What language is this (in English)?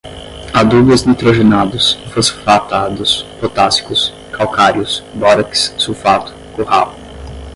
Portuguese